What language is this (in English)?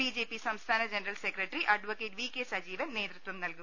Malayalam